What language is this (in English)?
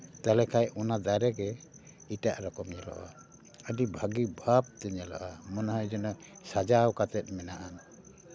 Santali